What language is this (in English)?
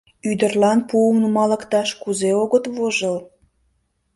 Mari